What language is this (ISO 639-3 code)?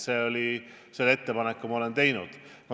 est